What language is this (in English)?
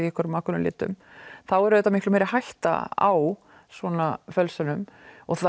Icelandic